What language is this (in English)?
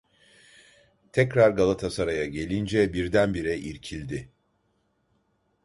Turkish